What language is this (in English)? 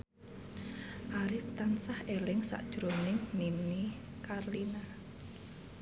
Javanese